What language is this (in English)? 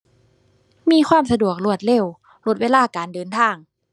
Thai